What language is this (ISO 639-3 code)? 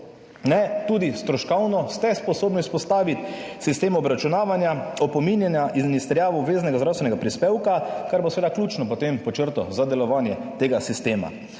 slv